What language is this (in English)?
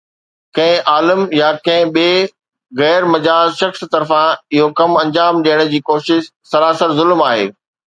Sindhi